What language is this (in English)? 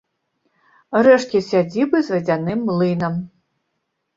Belarusian